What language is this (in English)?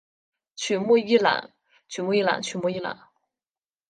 Chinese